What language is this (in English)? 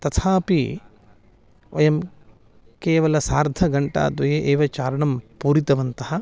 Sanskrit